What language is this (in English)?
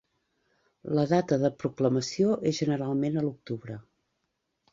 Catalan